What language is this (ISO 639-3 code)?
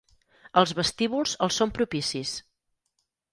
cat